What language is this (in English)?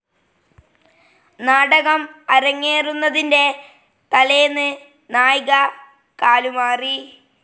Malayalam